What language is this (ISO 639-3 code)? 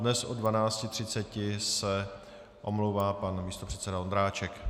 ces